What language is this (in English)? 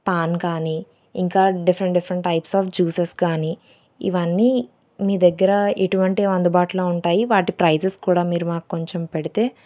Telugu